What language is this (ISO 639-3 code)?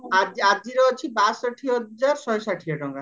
ori